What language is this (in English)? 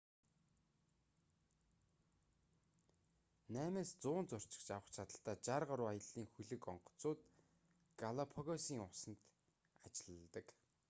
Mongolian